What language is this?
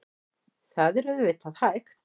Icelandic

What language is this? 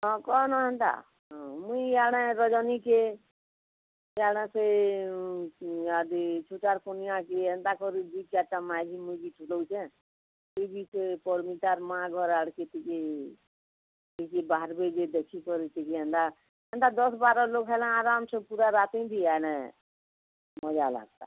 Odia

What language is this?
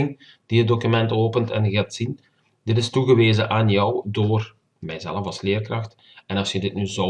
Dutch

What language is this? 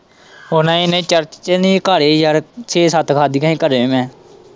Punjabi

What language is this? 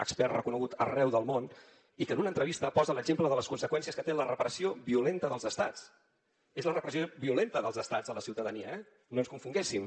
Catalan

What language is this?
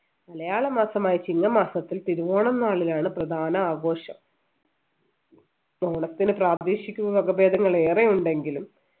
Malayalam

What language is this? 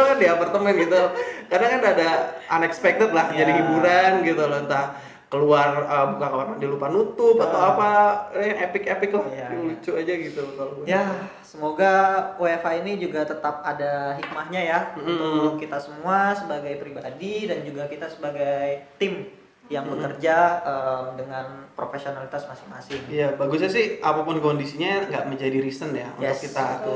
Indonesian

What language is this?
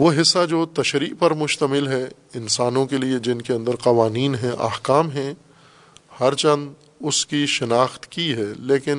Urdu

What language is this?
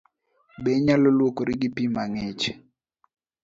Luo (Kenya and Tanzania)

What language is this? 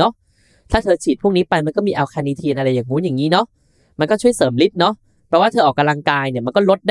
Thai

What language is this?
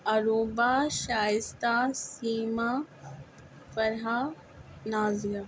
Urdu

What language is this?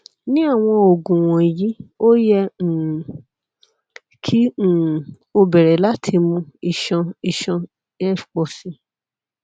Yoruba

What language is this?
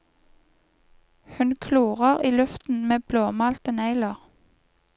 Norwegian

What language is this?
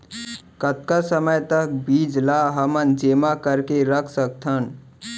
Chhattisgarhi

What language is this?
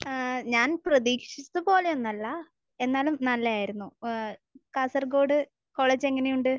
Malayalam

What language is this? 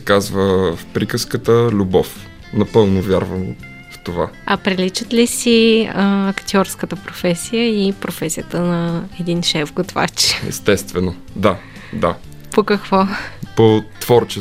Bulgarian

